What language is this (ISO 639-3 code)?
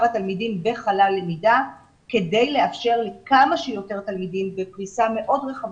heb